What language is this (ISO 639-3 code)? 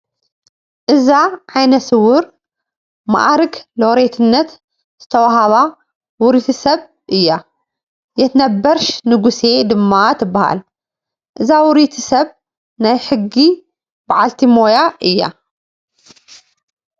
tir